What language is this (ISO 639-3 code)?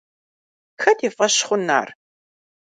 kbd